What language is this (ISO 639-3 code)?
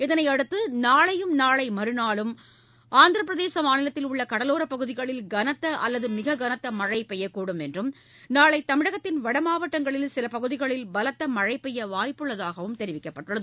tam